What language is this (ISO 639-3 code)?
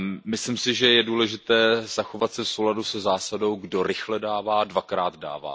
ces